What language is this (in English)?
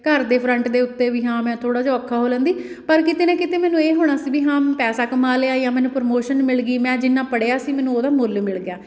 Punjabi